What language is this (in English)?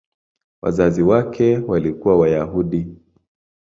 Swahili